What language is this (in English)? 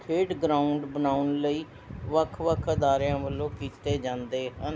Punjabi